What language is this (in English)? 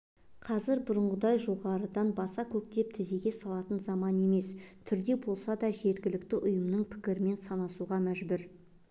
Kazakh